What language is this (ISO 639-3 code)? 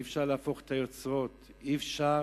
heb